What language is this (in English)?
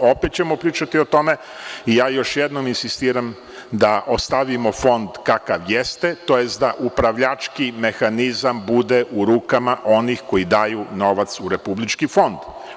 Serbian